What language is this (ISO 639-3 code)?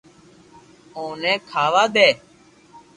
lrk